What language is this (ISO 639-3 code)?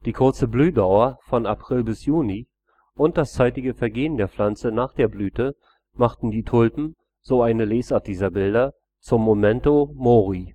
deu